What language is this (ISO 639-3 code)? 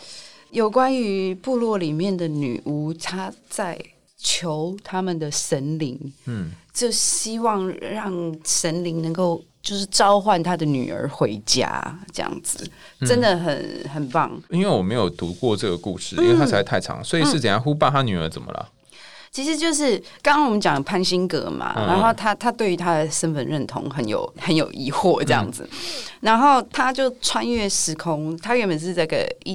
zho